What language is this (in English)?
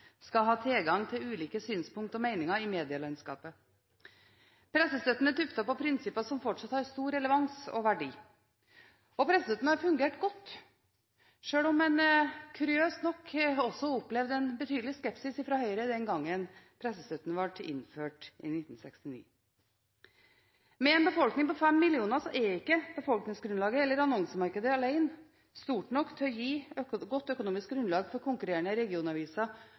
Norwegian Bokmål